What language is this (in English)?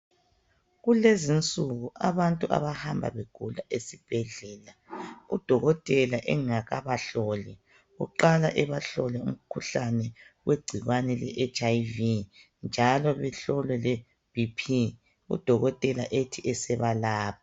North Ndebele